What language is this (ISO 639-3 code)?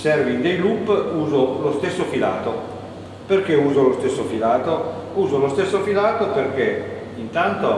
ita